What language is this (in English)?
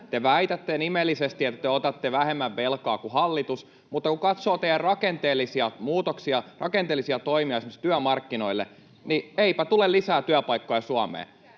Finnish